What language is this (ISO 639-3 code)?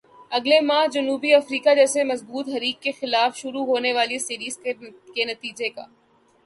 urd